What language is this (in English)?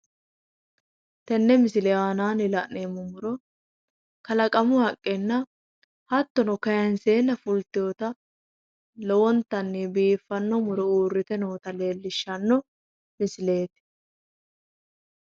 Sidamo